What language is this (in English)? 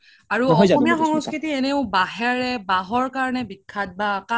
Assamese